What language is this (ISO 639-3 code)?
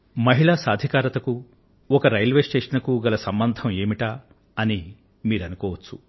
tel